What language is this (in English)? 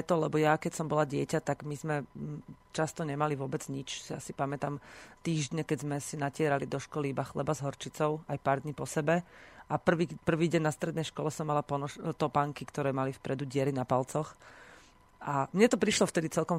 Slovak